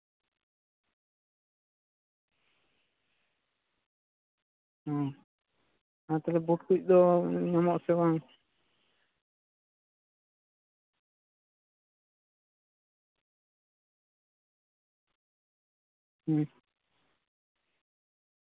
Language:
Santali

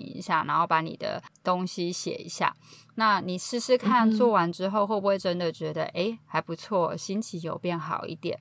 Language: Chinese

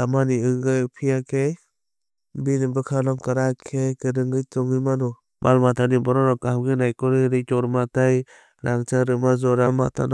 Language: Kok Borok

